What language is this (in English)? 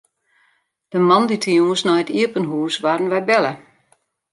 Western Frisian